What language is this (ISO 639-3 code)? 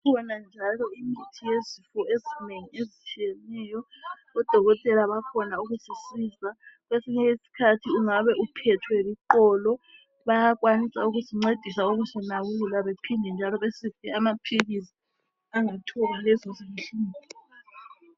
nde